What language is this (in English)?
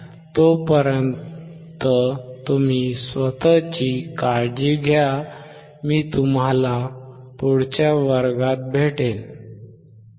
Marathi